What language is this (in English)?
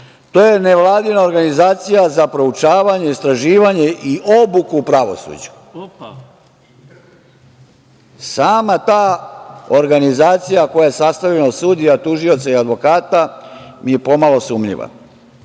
Serbian